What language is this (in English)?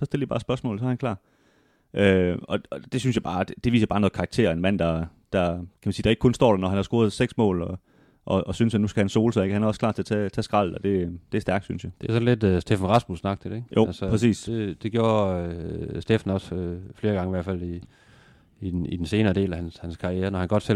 Danish